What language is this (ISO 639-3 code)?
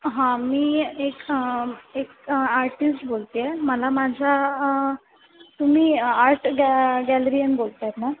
mar